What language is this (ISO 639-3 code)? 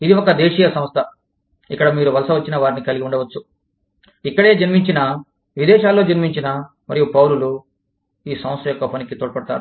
tel